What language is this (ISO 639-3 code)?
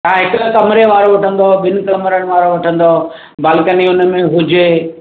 snd